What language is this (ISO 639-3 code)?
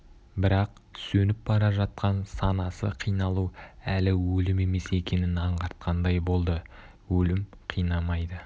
kaz